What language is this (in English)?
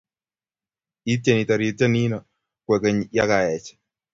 Kalenjin